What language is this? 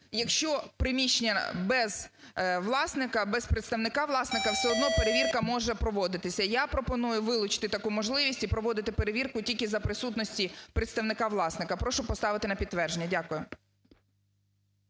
Ukrainian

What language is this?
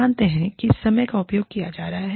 Hindi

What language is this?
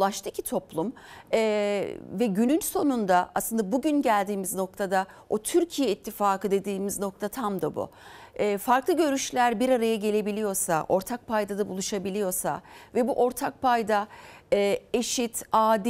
Turkish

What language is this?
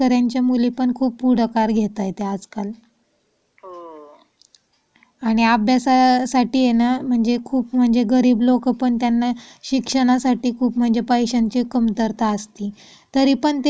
Marathi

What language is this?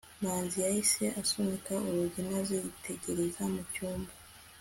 Kinyarwanda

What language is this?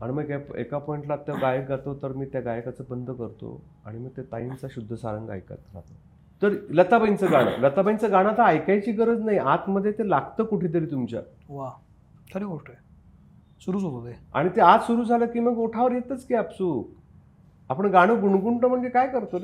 Marathi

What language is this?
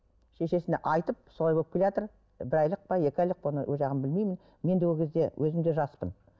Kazakh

